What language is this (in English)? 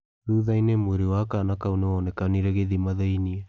Kikuyu